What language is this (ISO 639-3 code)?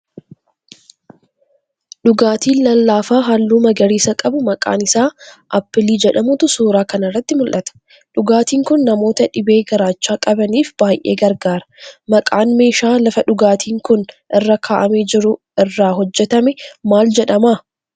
orm